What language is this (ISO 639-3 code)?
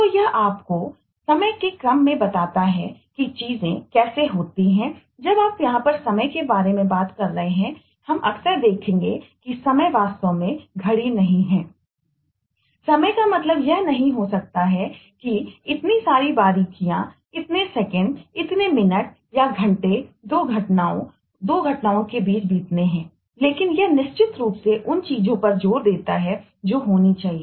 hin